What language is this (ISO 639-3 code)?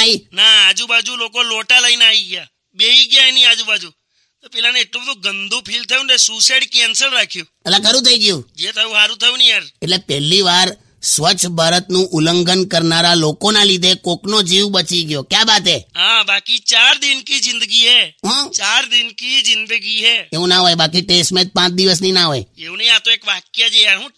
hin